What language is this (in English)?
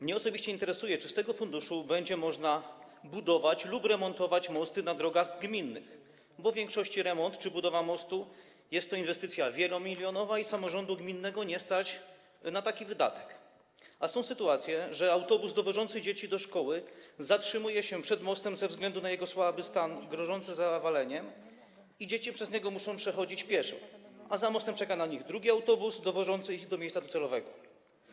Polish